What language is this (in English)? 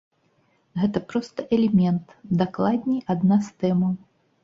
Belarusian